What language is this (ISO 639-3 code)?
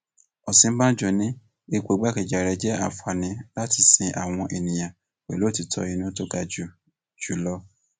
yor